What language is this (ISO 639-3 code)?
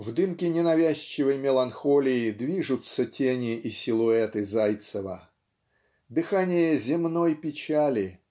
rus